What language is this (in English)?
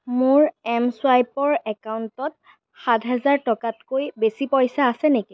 Assamese